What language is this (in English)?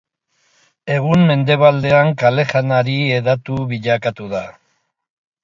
Basque